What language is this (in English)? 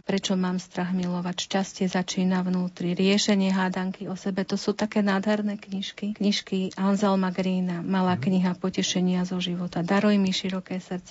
Slovak